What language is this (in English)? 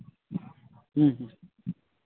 Santali